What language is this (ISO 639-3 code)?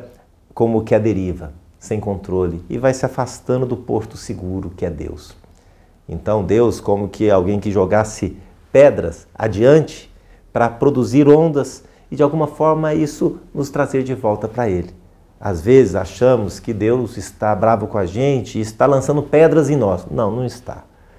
por